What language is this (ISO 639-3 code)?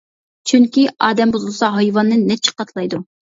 uig